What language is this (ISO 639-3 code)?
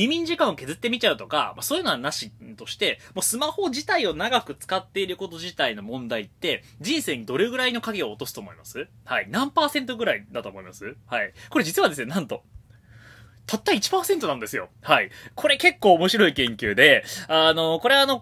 jpn